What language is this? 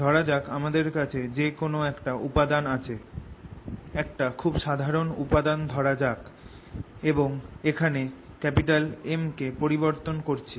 Bangla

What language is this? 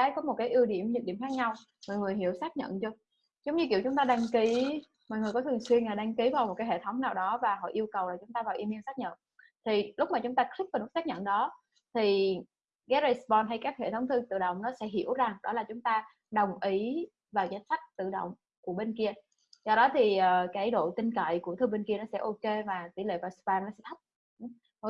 Vietnamese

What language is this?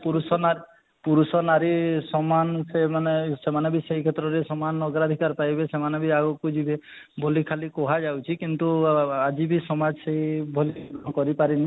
Odia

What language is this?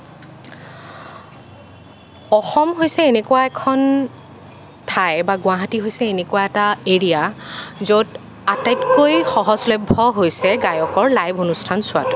Assamese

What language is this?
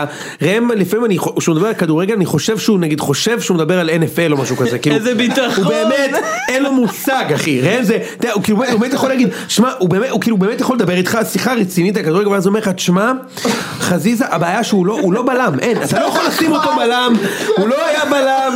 Hebrew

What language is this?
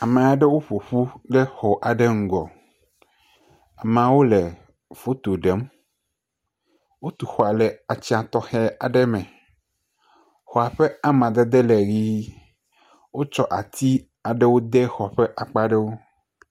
Ewe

